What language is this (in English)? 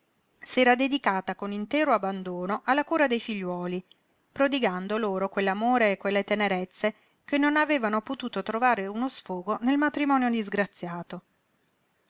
Italian